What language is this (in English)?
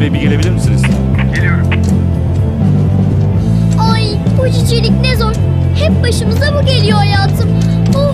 Turkish